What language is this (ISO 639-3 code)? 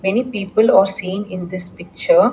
eng